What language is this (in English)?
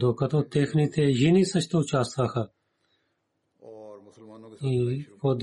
Bulgarian